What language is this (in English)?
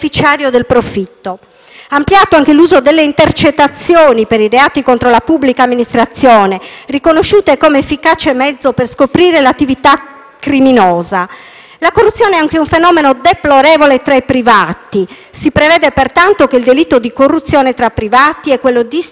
Italian